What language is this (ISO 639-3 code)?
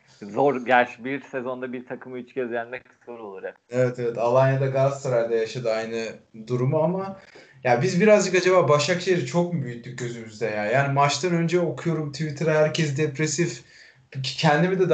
tur